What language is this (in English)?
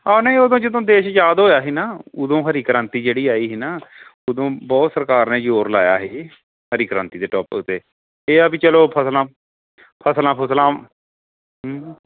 Punjabi